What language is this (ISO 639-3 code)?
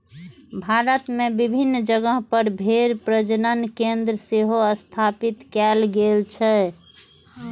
mai